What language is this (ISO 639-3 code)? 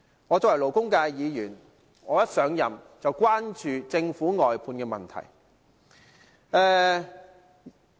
yue